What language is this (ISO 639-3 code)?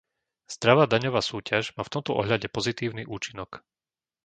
slk